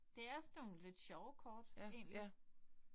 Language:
Danish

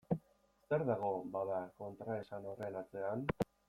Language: Basque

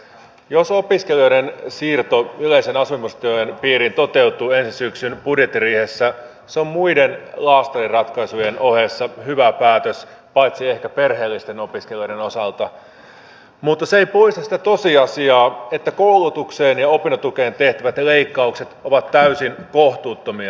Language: Finnish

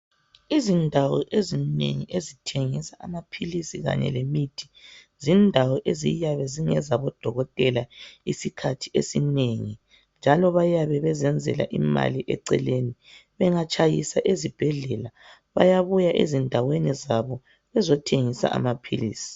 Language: North Ndebele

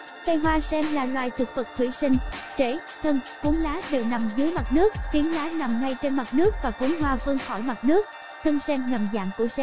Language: Vietnamese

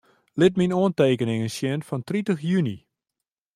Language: Western Frisian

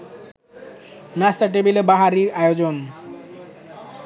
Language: Bangla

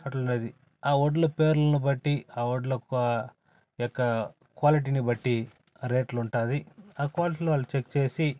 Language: Telugu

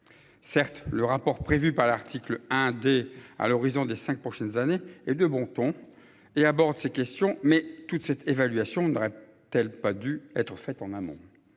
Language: French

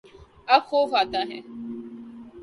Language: Urdu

